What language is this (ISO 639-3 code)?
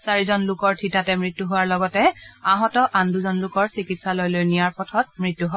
asm